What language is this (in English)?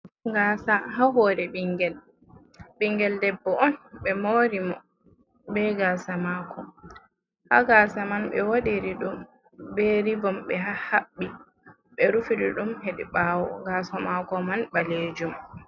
Fula